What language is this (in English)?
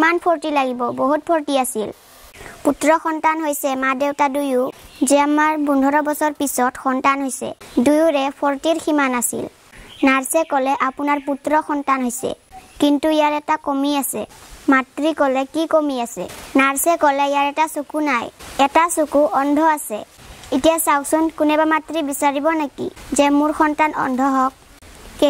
Thai